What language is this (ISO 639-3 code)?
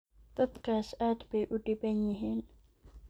som